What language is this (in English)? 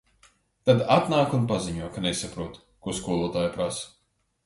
Latvian